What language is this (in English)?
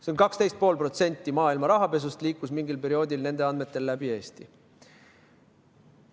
Estonian